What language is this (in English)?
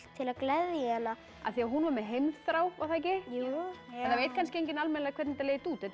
Icelandic